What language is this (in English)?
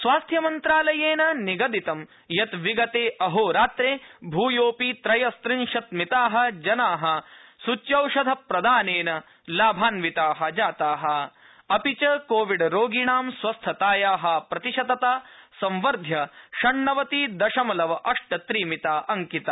Sanskrit